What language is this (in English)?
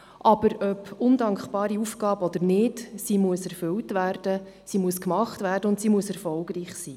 Swiss German